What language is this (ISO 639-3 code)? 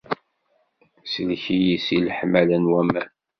kab